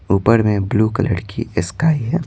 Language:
Hindi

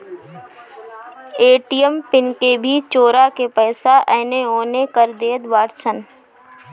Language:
Bhojpuri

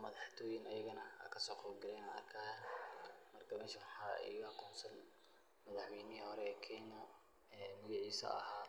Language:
Somali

